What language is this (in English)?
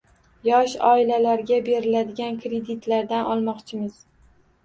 Uzbek